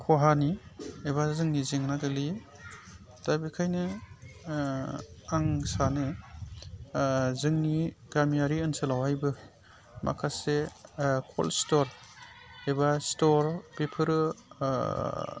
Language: Bodo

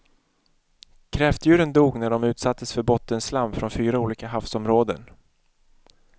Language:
Swedish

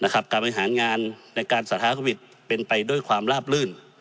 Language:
Thai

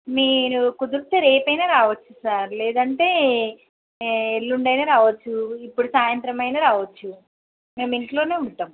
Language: Telugu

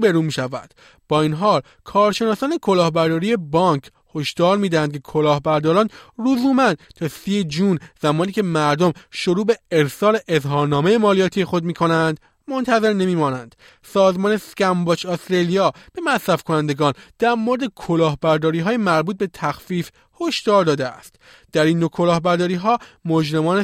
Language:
Persian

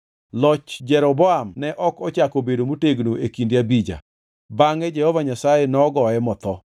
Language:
Luo (Kenya and Tanzania)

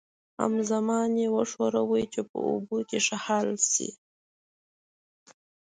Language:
Pashto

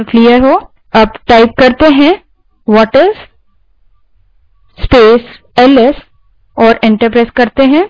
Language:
Hindi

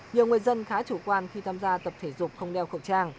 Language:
Vietnamese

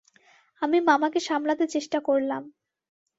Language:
Bangla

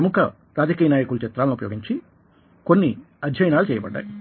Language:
Telugu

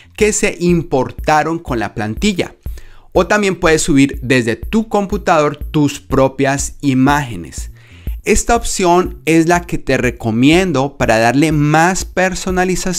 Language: Spanish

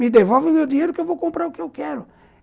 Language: Portuguese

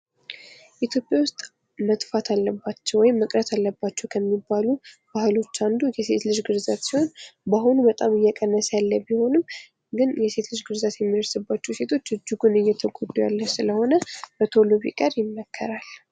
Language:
Amharic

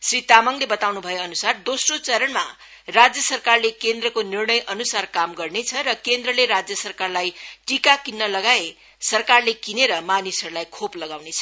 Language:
Nepali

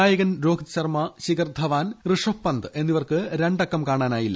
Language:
Malayalam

